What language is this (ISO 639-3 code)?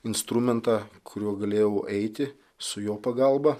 lit